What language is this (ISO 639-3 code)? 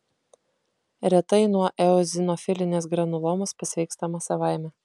lit